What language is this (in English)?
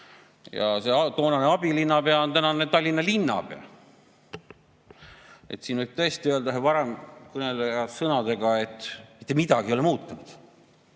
Estonian